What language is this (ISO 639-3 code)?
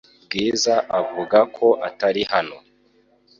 kin